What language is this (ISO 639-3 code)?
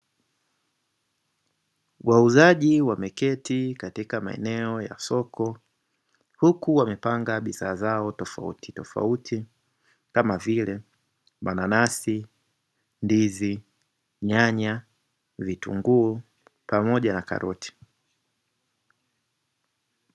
swa